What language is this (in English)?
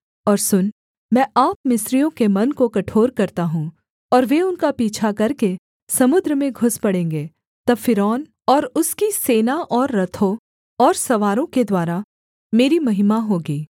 Hindi